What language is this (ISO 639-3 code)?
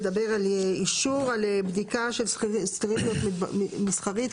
heb